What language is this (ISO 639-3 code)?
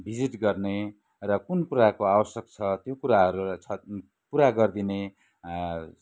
nep